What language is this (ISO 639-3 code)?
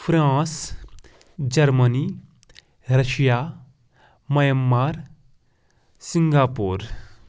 kas